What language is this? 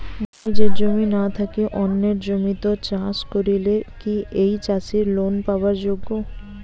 Bangla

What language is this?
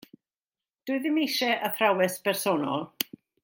Welsh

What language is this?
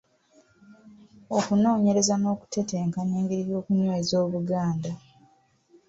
Ganda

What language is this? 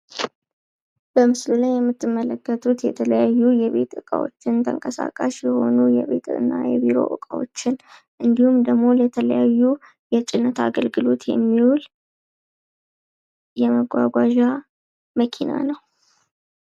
Amharic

